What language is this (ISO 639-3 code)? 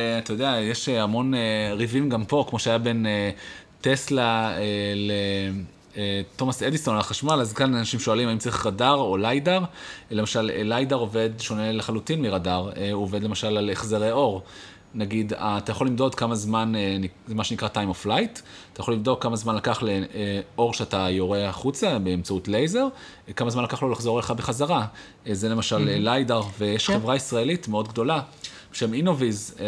heb